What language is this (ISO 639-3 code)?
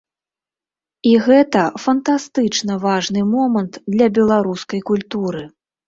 bel